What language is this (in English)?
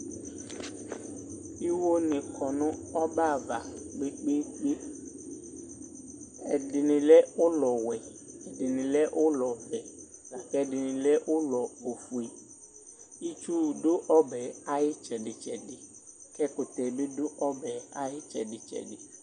Ikposo